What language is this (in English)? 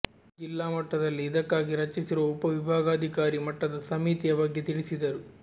Kannada